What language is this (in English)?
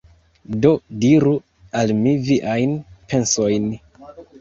Esperanto